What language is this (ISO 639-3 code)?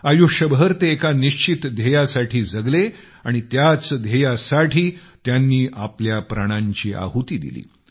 mar